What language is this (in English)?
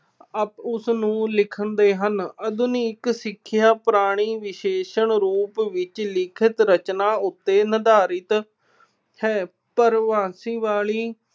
Punjabi